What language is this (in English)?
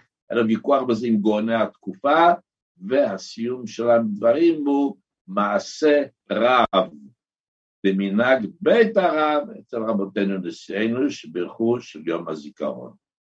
Hebrew